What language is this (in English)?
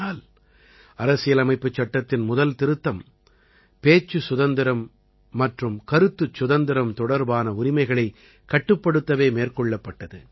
Tamil